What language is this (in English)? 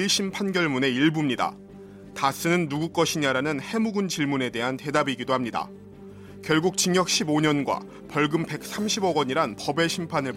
Korean